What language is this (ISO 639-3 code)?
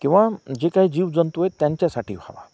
mar